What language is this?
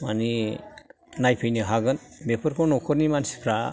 Bodo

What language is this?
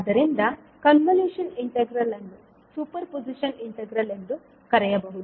Kannada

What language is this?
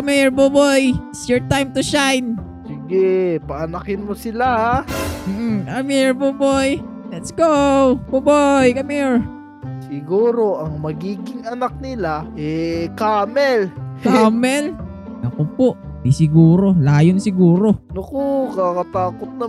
Filipino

